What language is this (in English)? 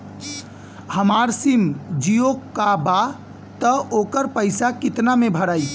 Bhojpuri